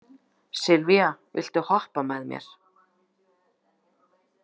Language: Icelandic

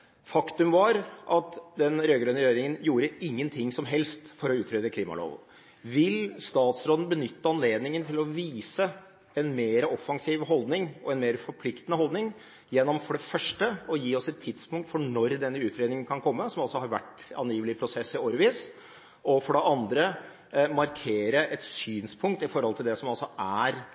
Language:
Norwegian Bokmål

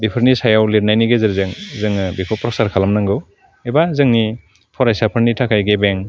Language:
Bodo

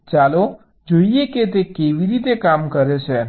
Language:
Gujarati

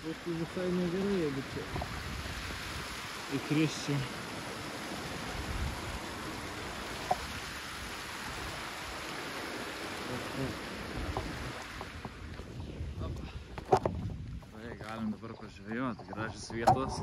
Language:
Lithuanian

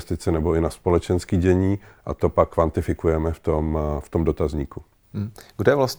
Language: Czech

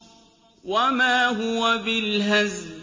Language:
Arabic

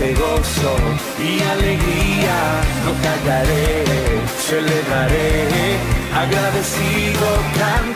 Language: Romanian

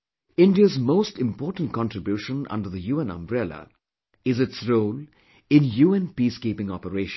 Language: English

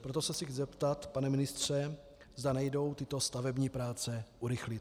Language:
Czech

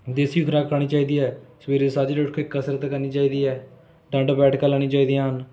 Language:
Punjabi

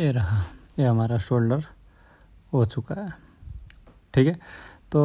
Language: Hindi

